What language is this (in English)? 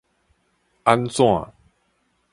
Min Nan Chinese